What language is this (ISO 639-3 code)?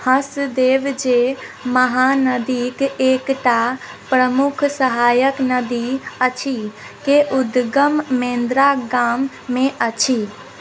mai